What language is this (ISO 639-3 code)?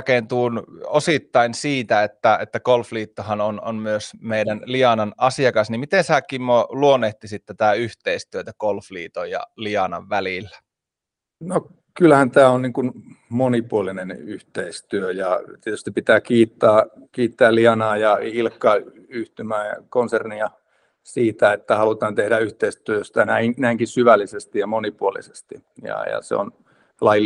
fin